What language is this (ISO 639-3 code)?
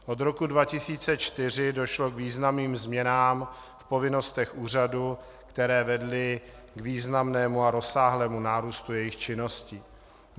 ces